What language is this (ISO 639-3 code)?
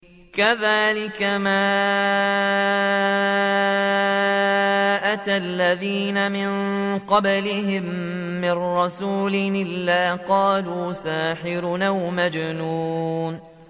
ara